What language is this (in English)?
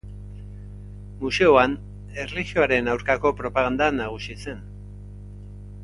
Basque